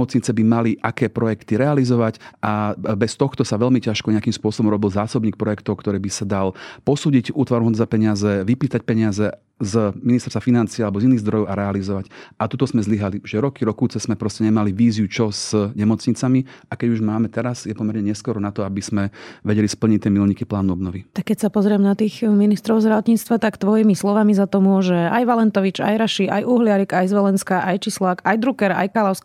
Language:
Slovak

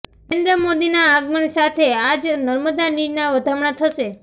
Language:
Gujarati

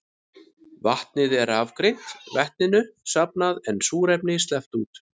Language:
Icelandic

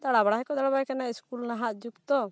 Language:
Santali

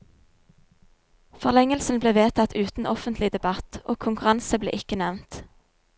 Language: Norwegian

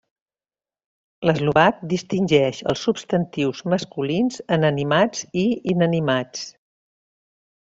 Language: Catalan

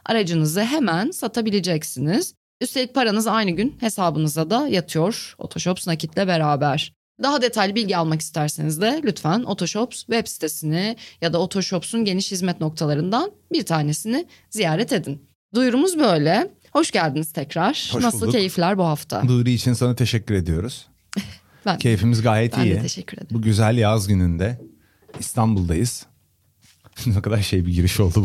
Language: Turkish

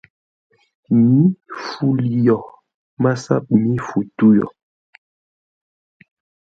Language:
Ngombale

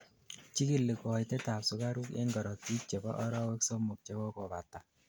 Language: Kalenjin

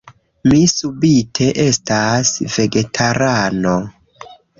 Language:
Esperanto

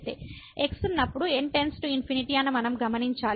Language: Telugu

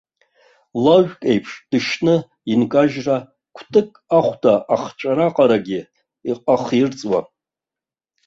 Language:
Abkhazian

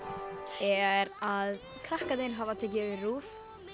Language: Icelandic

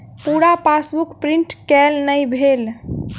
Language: Maithili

